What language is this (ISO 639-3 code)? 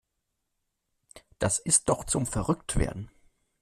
deu